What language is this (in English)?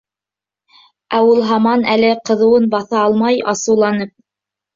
Bashkir